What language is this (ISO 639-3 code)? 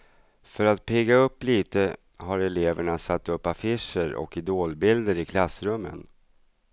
swe